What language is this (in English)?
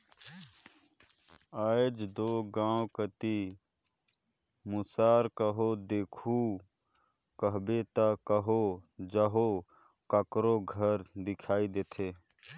Chhattisgarhi